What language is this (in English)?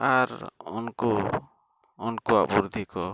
Santali